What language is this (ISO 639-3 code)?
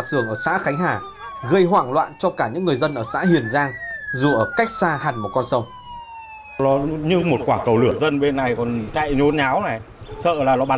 vie